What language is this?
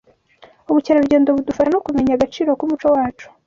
Kinyarwanda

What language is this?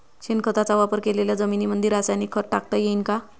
Marathi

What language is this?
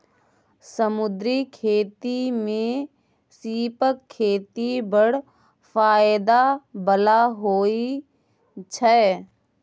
Maithili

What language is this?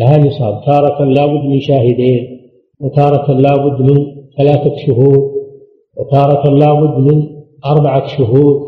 Arabic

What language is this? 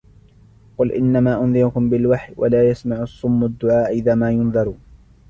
Arabic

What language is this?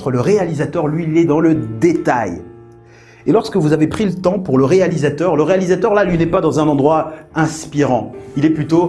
French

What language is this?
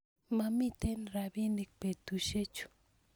Kalenjin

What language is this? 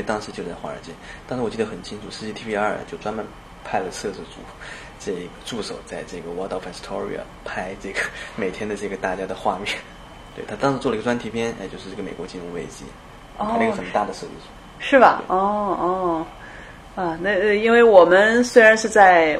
Chinese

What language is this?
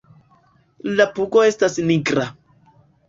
Esperanto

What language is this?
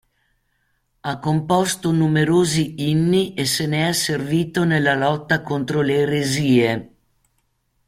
Italian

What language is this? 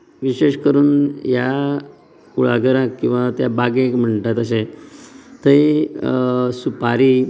Konkani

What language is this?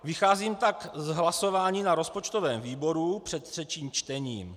Czech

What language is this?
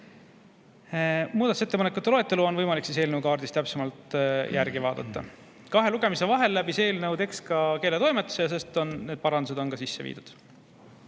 Estonian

